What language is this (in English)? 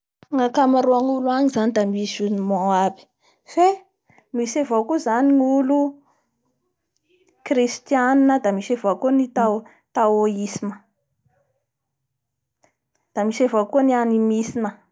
Bara Malagasy